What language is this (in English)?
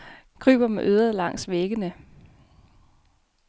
Danish